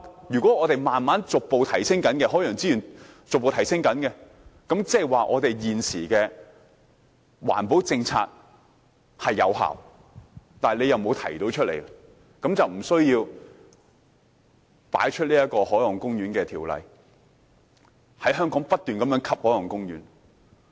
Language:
Cantonese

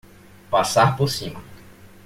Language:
Portuguese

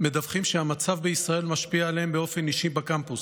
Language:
Hebrew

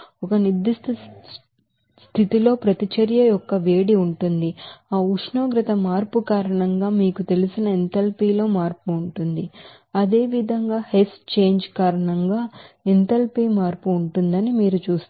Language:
Telugu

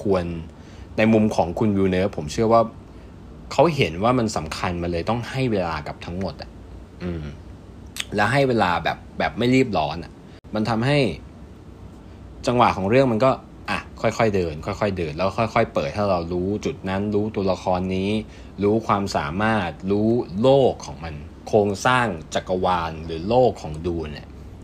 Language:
Thai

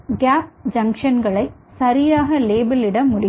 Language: Tamil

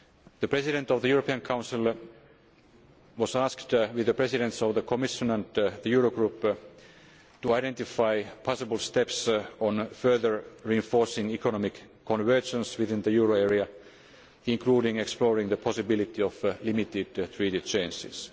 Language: English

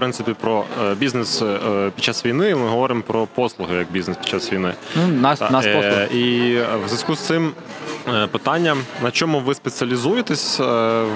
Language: Ukrainian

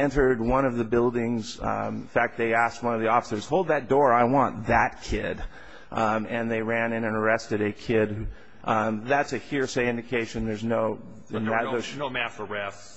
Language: English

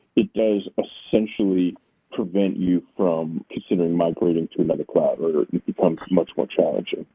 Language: English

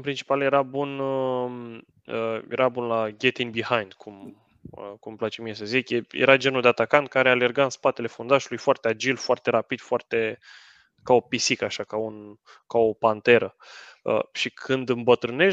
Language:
Romanian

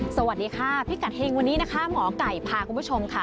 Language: Thai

